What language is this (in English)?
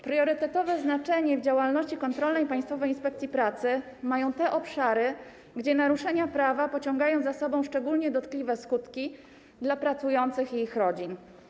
Polish